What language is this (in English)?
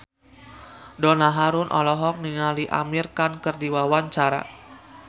Sundanese